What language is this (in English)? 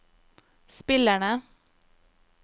Norwegian